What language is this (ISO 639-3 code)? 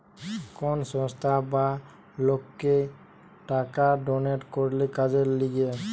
ben